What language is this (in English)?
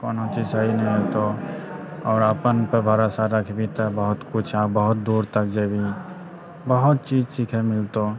Maithili